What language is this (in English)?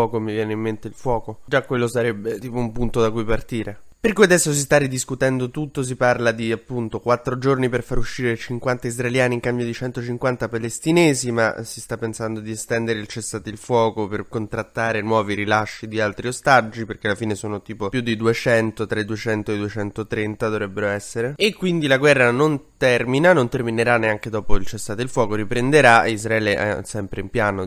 Italian